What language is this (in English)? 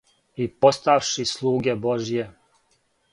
Serbian